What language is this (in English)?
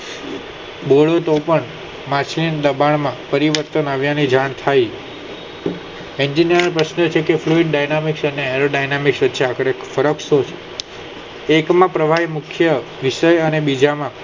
Gujarati